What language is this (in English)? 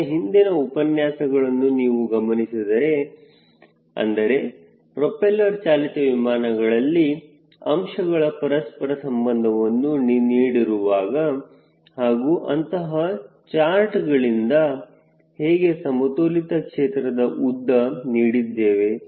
Kannada